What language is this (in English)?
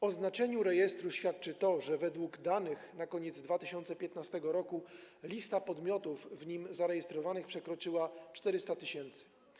Polish